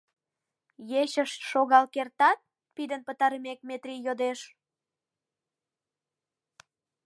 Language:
Mari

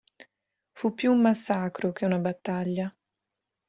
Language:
Italian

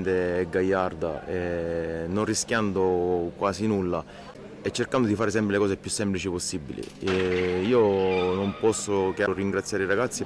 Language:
Italian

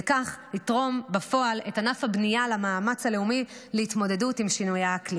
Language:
Hebrew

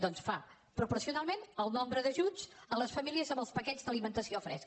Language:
Catalan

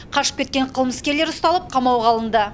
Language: Kazakh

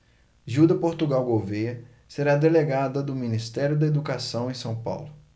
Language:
Portuguese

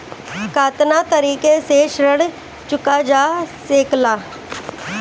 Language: Bhojpuri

